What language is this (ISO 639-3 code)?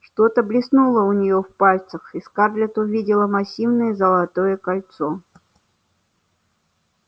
rus